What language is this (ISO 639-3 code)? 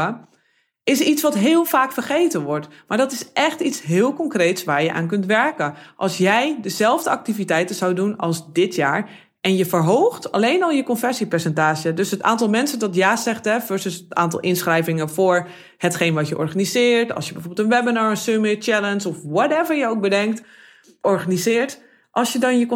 nld